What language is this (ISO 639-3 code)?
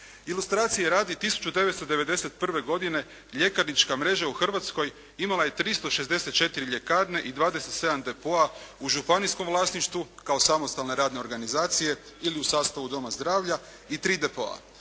hrv